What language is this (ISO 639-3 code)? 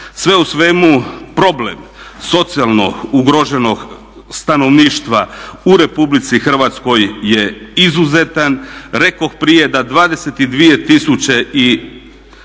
hrv